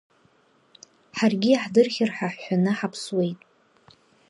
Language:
Abkhazian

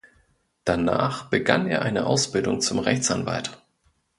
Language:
German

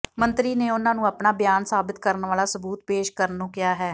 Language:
Punjabi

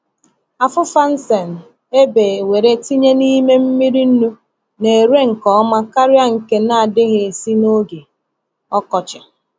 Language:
Igbo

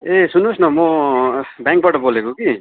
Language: Nepali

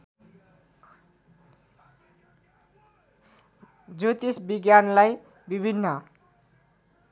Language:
Nepali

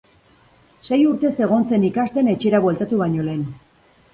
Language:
Basque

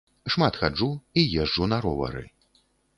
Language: Belarusian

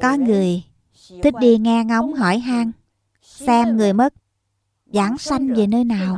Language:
Vietnamese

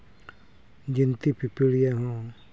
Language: Santali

